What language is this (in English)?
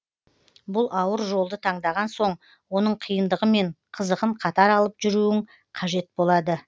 Kazakh